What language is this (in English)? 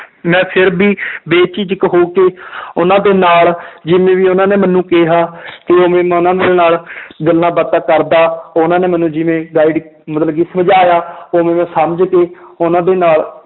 Punjabi